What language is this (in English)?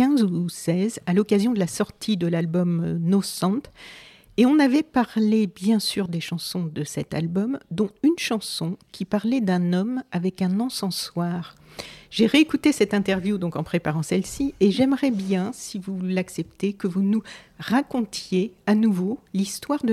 French